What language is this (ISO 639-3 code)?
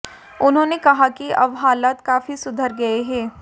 hin